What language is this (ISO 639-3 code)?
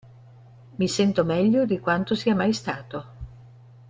ita